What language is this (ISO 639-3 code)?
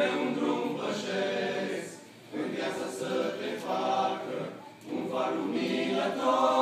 ron